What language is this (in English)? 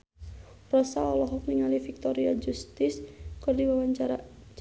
Sundanese